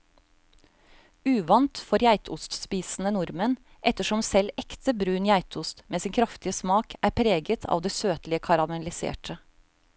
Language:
Norwegian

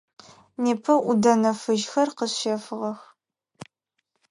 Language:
Adyghe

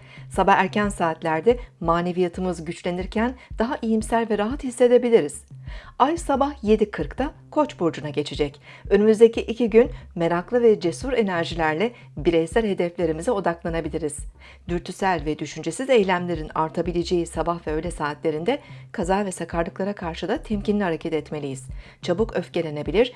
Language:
Turkish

